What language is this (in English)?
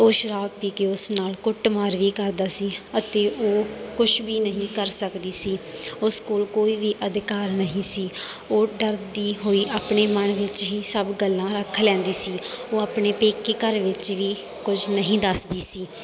Punjabi